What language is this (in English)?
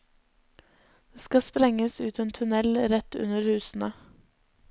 Norwegian